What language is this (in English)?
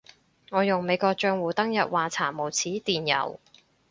Cantonese